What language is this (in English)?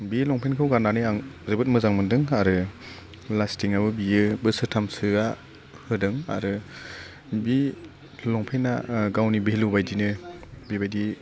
Bodo